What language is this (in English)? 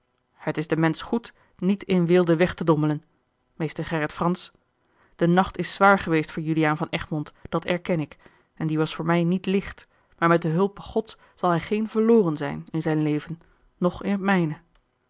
Dutch